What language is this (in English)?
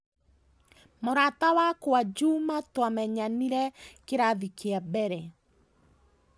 Kikuyu